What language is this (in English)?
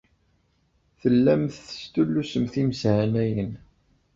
Kabyle